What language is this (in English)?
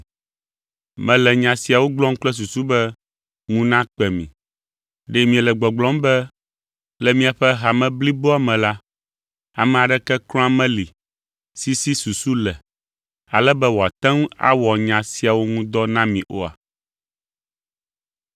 Ewe